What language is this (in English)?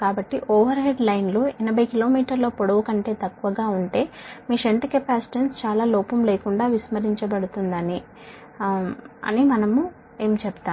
Telugu